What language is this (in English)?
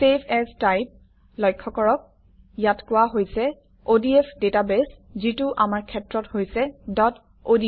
Assamese